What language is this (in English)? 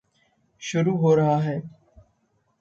Hindi